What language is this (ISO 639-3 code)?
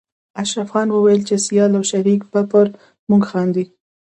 pus